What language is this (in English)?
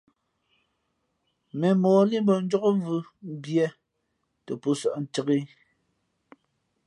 Fe'fe'